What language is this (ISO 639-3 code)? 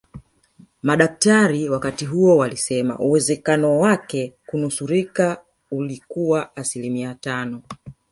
swa